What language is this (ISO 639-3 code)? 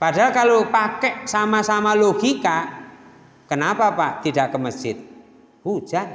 ind